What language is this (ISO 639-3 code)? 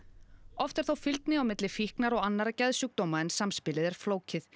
isl